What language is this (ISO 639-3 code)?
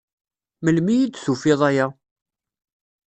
kab